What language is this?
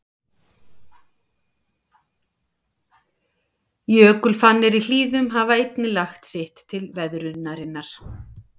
Icelandic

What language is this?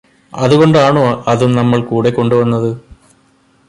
Malayalam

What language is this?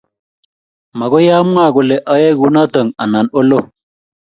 Kalenjin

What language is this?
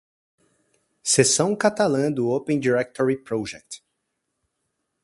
Portuguese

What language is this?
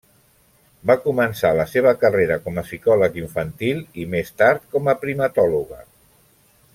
Catalan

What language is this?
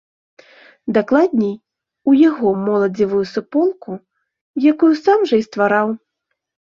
Belarusian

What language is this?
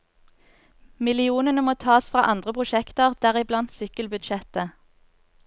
Norwegian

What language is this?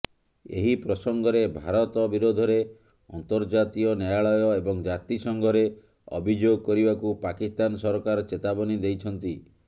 Odia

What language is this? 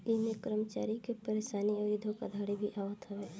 Bhojpuri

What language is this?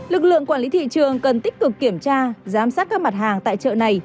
Vietnamese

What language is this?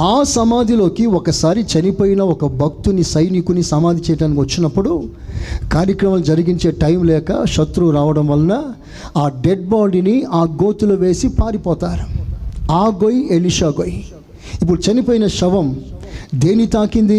Telugu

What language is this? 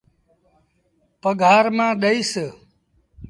Sindhi Bhil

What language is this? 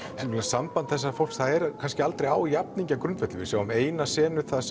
Icelandic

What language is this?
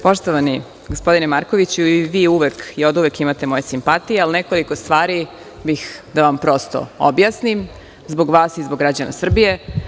Serbian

